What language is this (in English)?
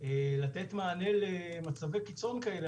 Hebrew